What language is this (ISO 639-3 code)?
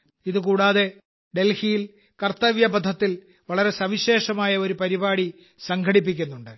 mal